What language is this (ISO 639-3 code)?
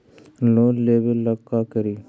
mag